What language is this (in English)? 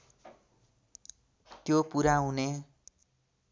Nepali